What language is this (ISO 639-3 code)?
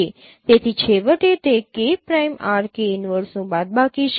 guj